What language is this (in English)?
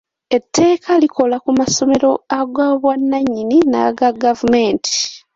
Ganda